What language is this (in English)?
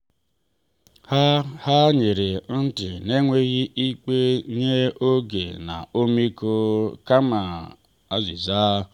Igbo